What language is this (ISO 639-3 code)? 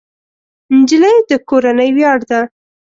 pus